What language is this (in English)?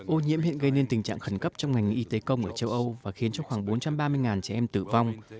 Vietnamese